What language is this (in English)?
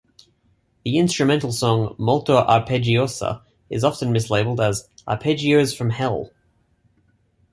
English